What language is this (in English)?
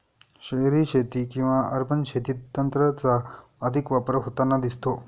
Marathi